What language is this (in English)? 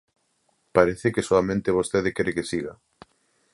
Galician